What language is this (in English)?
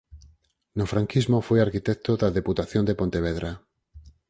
Galician